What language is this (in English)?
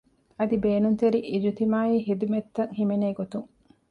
Divehi